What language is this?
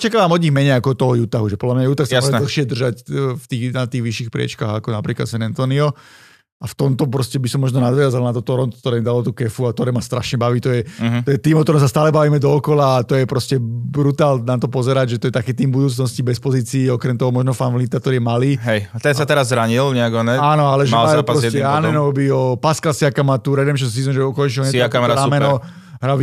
Slovak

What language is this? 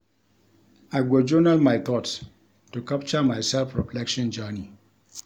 Nigerian Pidgin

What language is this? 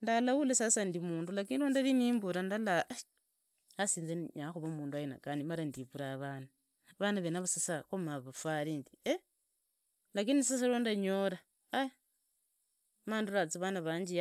Idakho-Isukha-Tiriki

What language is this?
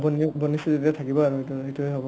Assamese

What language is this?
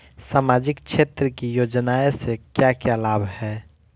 Bhojpuri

